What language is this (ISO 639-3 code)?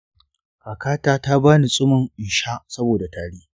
hau